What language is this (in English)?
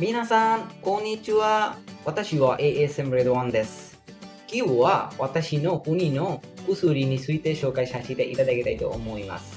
Japanese